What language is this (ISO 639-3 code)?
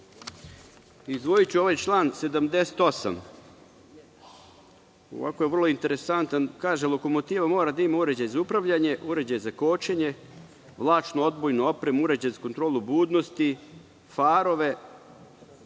srp